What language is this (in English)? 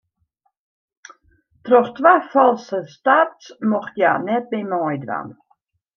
Western Frisian